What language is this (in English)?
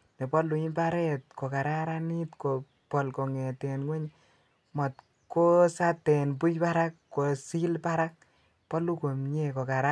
Kalenjin